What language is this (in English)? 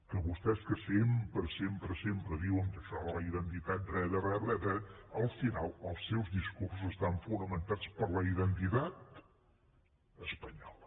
Catalan